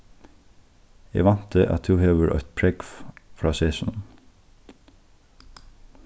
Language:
Faroese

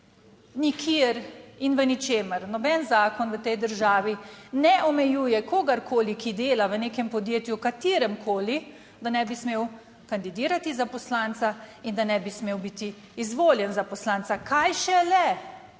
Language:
Slovenian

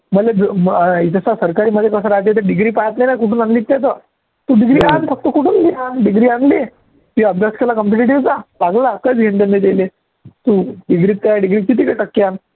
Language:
Marathi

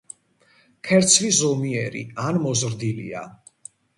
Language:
Georgian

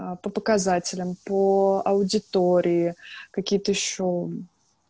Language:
Russian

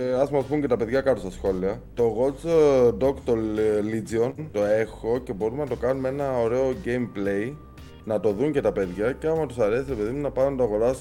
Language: Greek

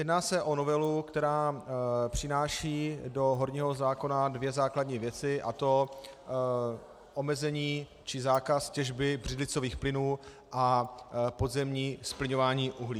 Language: Czech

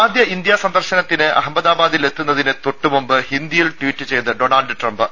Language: Malayalam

